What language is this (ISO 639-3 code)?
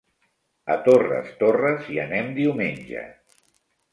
cat